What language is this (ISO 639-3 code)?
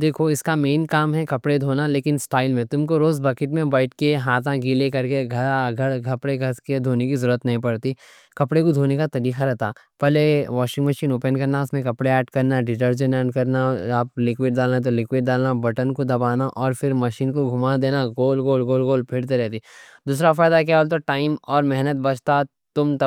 dcc